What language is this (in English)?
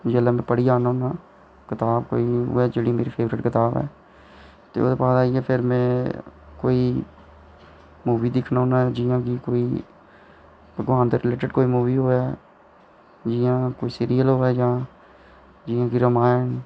Dogri